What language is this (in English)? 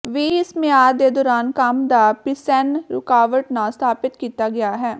Punjabi